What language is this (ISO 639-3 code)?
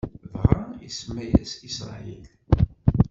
kab